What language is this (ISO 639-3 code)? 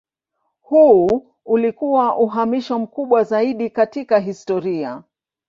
swa